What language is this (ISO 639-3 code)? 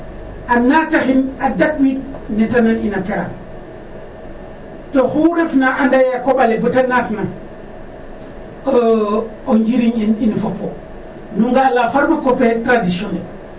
srr